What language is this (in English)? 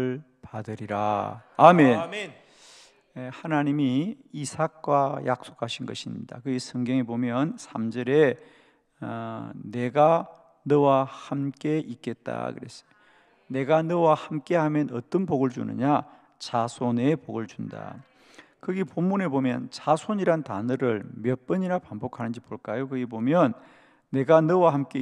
Korean